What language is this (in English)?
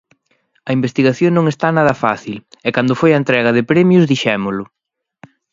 Galician